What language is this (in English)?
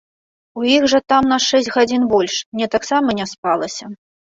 Belarusian